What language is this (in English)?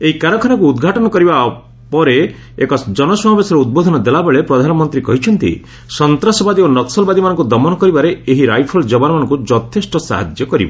Odia